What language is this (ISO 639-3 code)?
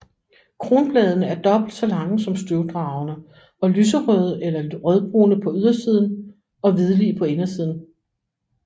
dan